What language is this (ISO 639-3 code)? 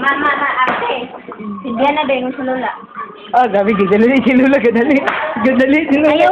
vie